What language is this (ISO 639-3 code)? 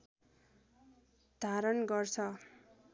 nep